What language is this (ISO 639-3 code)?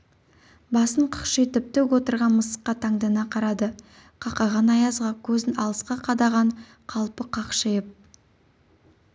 kaz